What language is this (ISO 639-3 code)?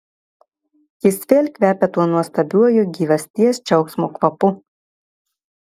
lit